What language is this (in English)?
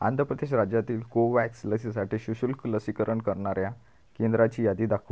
Marathi